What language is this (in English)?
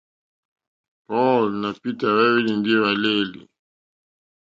Mokpwe